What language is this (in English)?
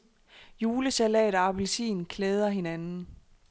Danish